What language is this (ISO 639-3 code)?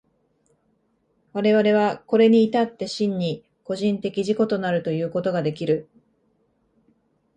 jpn